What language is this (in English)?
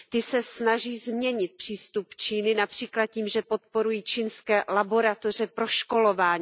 Czech